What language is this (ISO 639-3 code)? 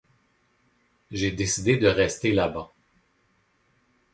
fra